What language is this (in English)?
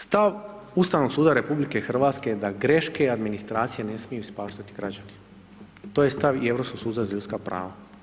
Croatian